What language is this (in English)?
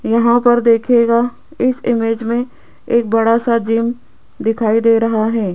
Hindi